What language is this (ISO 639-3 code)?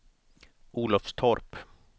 swe